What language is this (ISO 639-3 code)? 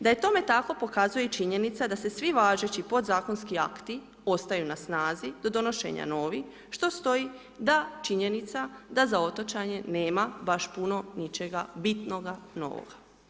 hrv